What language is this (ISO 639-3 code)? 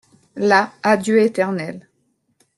fra